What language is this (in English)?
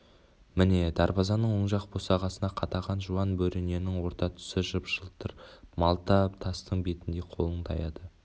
Kazakh